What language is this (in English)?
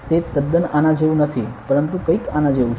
Gujarati